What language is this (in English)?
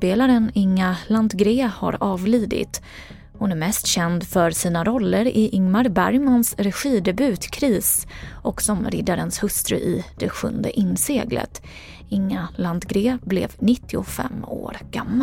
Swedish